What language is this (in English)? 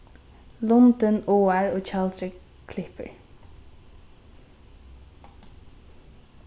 Faroese